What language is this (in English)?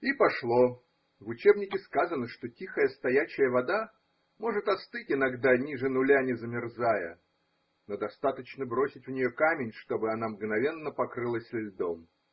Russian